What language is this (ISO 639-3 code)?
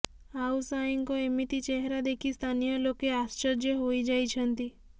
ori